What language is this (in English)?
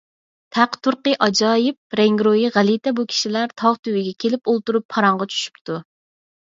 Uyghur